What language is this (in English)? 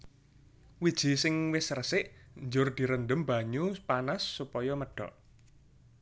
Javanese